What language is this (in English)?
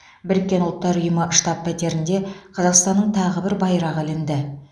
Kazakh